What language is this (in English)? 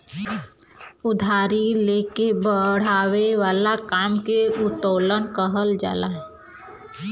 Bhojpuri